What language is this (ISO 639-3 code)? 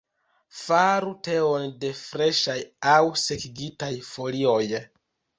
epo